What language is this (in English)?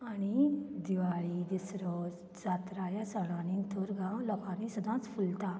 Konkani